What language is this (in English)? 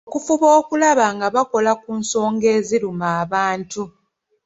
Ganda